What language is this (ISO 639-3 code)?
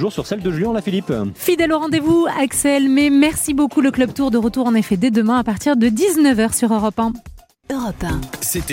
fra